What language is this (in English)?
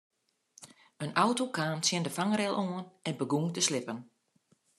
Western Frisian